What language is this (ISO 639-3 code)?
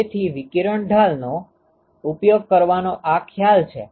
guj